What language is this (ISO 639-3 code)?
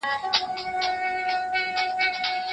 pus